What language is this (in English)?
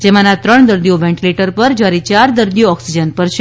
Gujarati